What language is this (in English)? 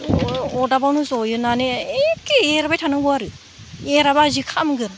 Bodo